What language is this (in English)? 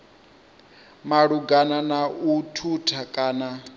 Venda